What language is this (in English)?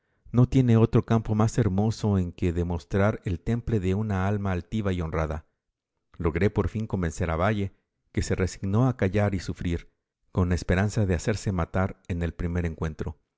Spanish